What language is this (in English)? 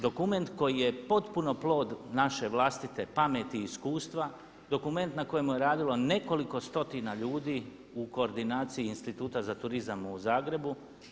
Croatian